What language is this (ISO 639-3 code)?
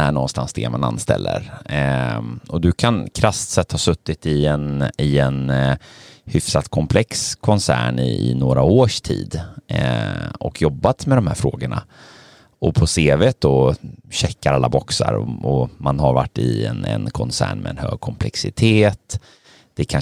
swe